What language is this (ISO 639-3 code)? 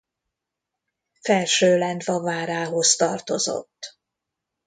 hun